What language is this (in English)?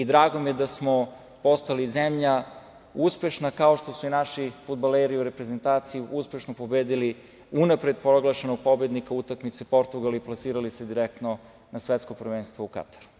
Serbian